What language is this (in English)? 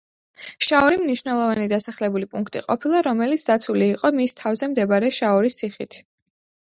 Georgian